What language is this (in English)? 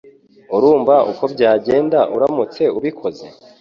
Kinyarwanda